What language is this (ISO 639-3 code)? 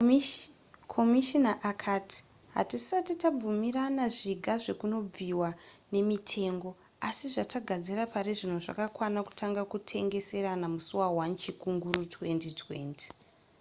sna